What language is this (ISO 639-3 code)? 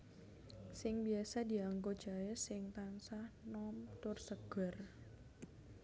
jav